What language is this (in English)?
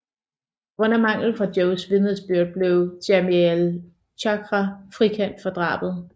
Danish